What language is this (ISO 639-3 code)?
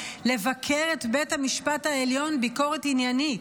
heb